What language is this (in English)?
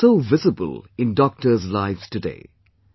English